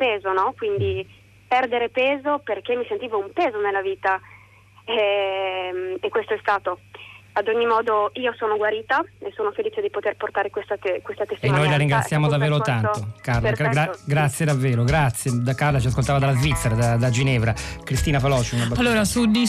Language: Italian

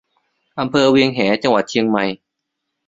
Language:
Thai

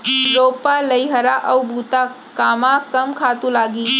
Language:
Chhattisgarhi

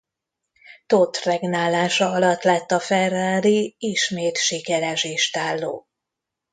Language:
Hungarian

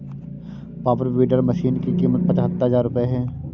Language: Hindi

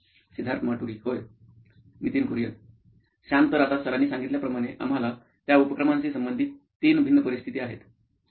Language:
Marathi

